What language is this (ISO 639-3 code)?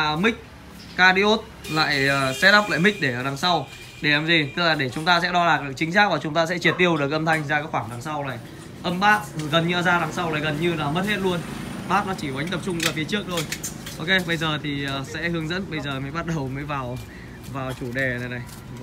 vie